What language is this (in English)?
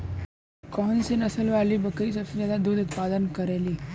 Bhojpuri